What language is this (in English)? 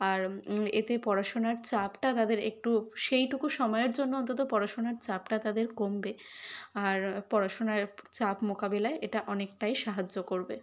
Bangla